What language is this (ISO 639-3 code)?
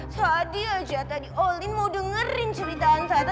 ind